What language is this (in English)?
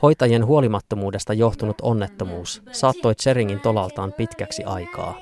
Finnish